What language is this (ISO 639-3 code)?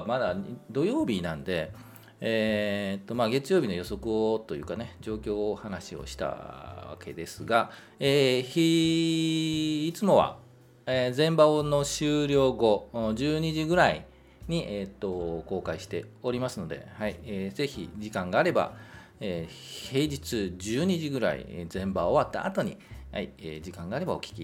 jpn